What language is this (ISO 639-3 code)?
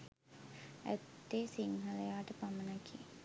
sin